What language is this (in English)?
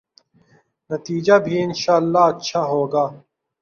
Urdu